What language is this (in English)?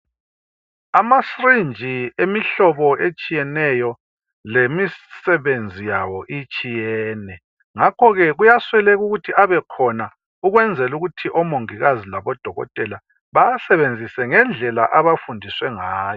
North Ndebele